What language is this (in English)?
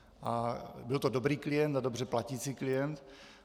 Czech